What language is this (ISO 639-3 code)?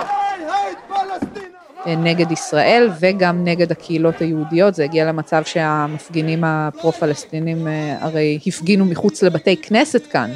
heb